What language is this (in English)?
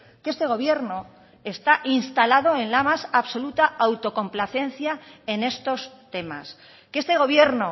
Spanish